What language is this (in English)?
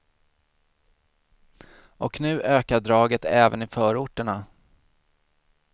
Swedish